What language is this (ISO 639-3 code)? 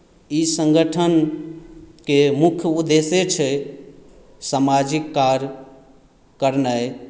mai